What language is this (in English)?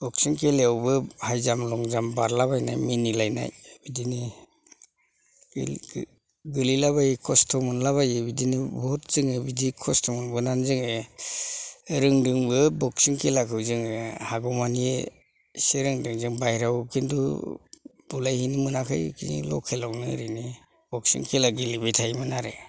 Bodo